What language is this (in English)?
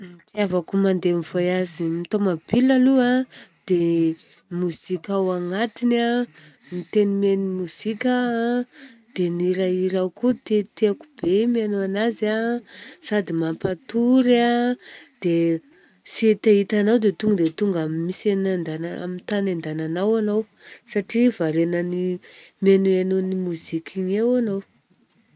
Southern Betsimisaraka Malagasy